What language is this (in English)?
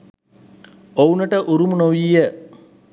Sinhala